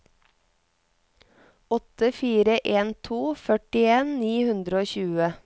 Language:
Norwegian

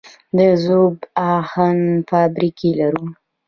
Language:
Pashto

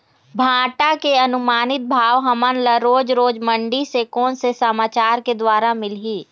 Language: Chhattisgarhi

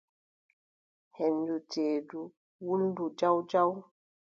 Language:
Adamawa Fulfulde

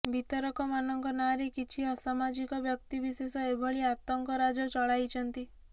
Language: Odia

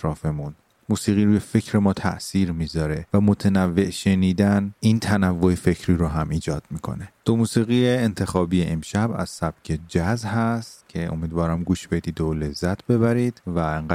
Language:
Persian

